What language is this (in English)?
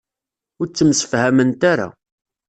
Kabyle